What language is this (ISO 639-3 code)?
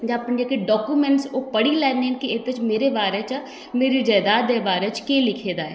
doi